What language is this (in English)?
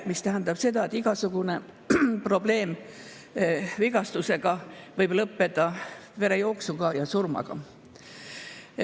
Estonian